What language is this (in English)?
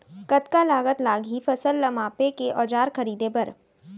Chhattisgarhi